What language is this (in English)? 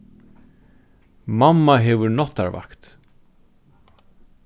Faroese